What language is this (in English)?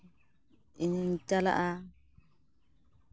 Santali